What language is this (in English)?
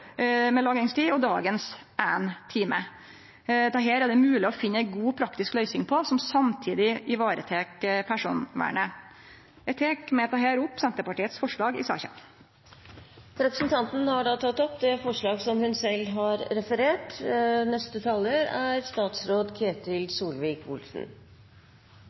Norwegian